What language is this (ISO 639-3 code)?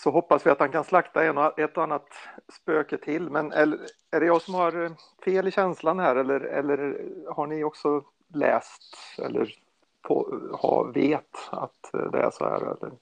swe